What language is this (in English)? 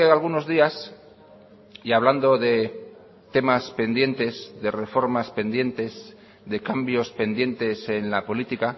Spanish